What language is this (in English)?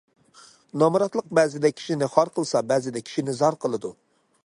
Uyghur